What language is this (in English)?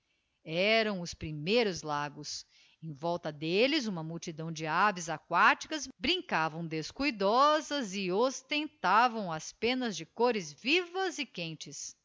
Portuguese